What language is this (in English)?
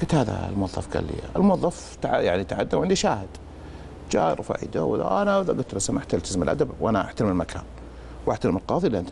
Arabic